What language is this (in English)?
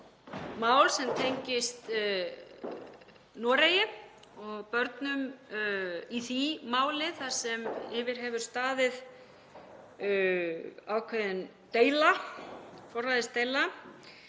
Icelandic